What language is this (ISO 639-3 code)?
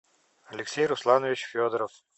rus